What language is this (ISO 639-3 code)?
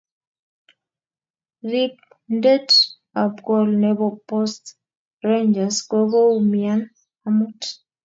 kln